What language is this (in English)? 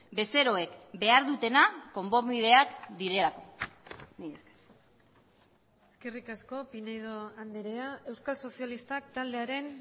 Basque